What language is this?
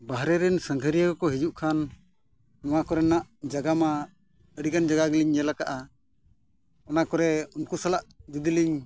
Santali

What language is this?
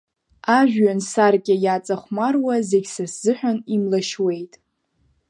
Abkhazian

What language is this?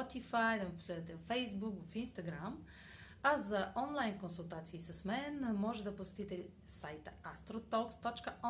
Bulgarian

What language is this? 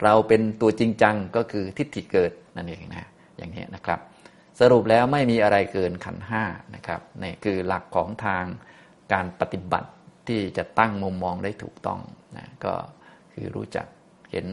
Thai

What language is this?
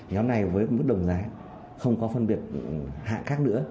Vietnamese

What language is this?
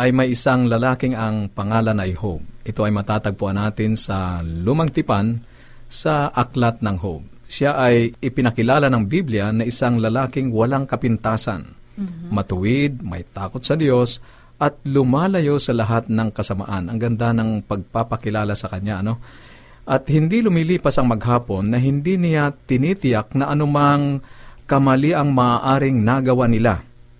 Filipino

